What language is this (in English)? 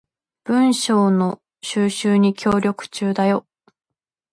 Japanese